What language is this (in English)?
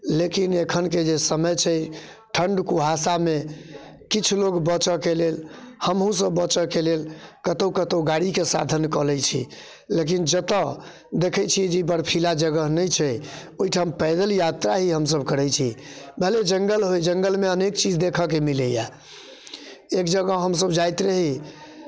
Maithili